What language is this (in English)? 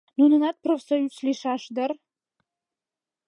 Mari